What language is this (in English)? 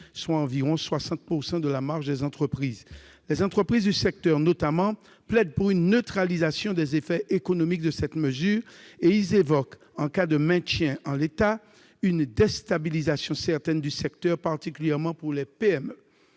French